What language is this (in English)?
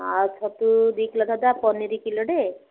Odia